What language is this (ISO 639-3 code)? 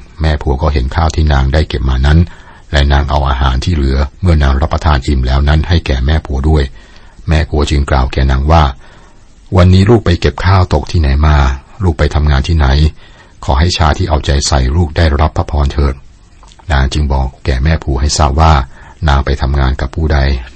tha